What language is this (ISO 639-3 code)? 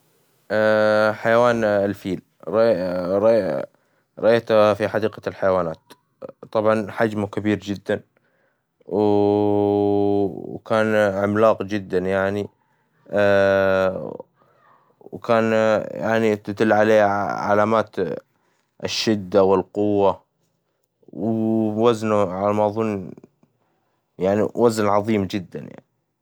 acw